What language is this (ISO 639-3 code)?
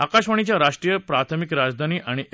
mar